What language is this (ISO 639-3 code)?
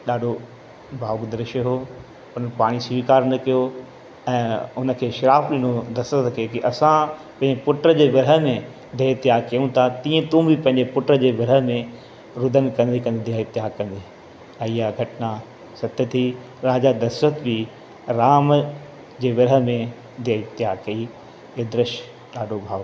snd